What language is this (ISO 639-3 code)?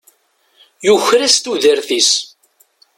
kab